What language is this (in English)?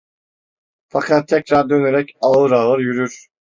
Turkish